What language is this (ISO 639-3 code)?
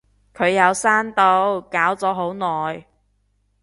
yue